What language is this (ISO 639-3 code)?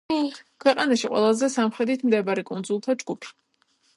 kat